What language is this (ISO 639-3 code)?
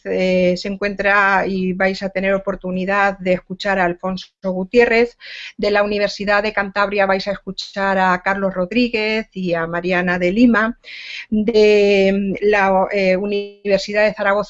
spa